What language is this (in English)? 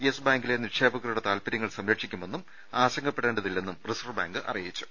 Malayalam